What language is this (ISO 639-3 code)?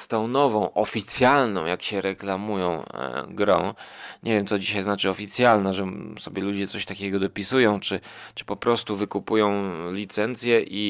pol